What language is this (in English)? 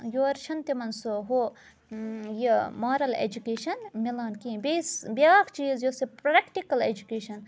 Kashmiri